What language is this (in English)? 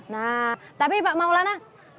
Indonesian